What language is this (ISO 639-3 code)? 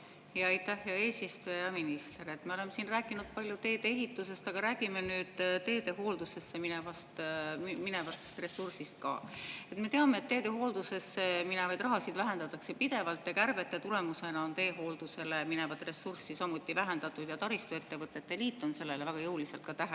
est